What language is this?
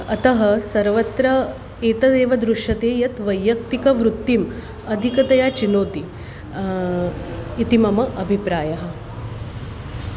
Sanskrit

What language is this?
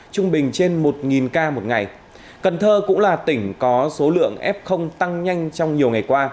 Vietnamese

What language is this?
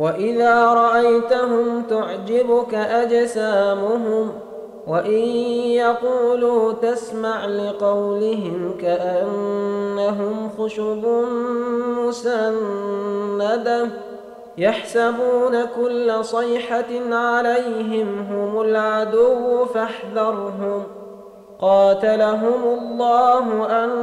Arabic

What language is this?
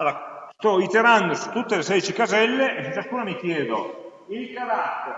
Italian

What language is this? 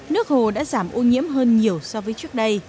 Vietnamese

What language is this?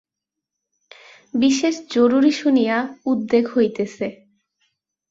Bangla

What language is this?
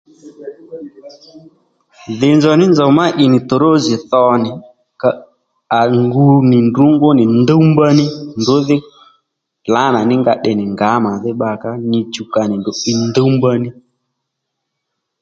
Lendu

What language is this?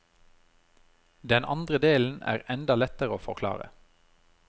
Norwegian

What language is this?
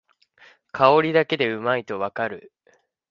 Japanese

